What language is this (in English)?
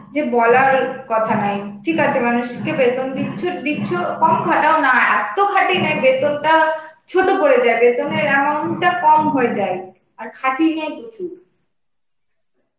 Bangla